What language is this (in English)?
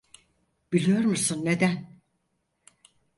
Turkish